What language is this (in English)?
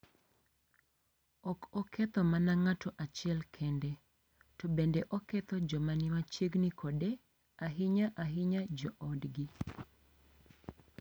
Luo (Kenya and Tanzania)